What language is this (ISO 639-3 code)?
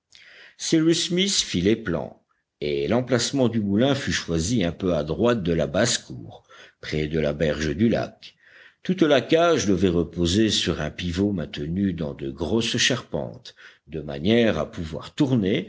fra